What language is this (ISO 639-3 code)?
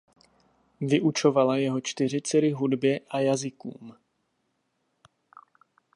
ces